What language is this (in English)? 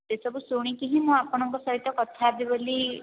Odia